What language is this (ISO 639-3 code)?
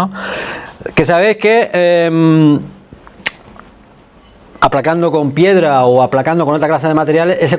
spa